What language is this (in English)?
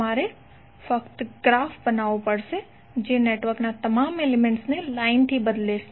Gujarati